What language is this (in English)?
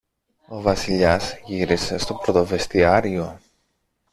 Greek